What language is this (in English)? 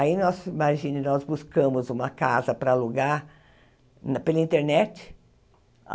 Portuguese